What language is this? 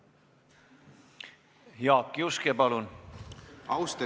Estonian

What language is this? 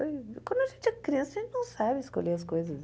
Portuguese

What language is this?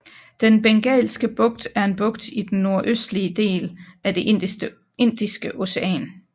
Danish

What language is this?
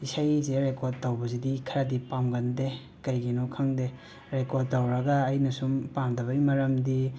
Manipuri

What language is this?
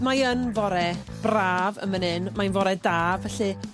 Welsh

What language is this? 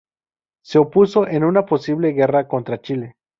Spanish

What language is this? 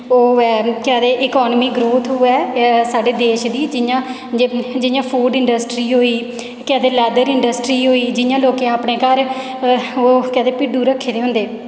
Dogri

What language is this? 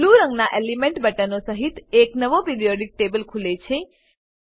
Gujarati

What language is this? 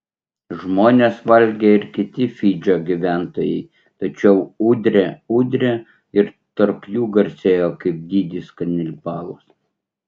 Lithuanian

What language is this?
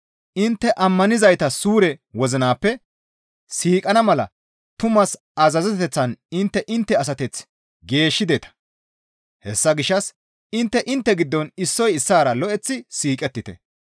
Gamo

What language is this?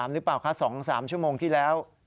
Thai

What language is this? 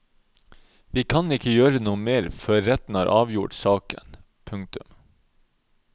Norwegian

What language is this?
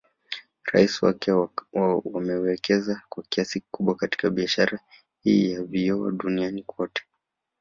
Swahili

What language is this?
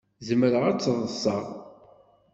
Kabyle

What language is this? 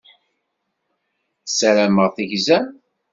Kabyle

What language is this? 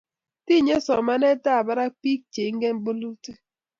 Kalenjin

